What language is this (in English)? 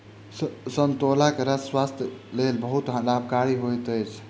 Maithili